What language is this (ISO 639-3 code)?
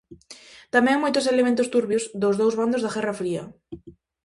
glg